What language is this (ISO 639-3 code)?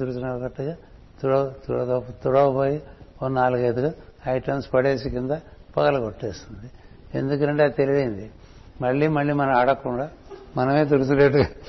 tel